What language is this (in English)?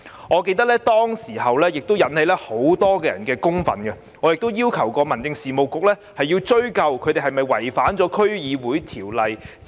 Cantonese